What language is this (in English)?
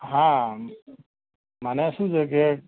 Gujarati